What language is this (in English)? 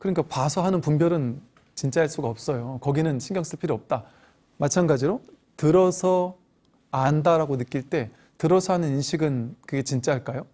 Korean